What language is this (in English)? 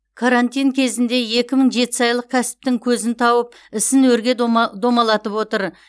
Kazakh